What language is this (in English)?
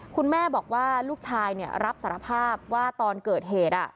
Thai